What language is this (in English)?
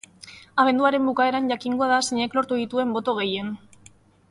Basque